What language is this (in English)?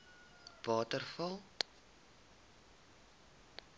Afrikaans